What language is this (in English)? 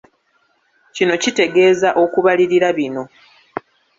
Ganda